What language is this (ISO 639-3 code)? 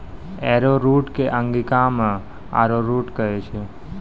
mai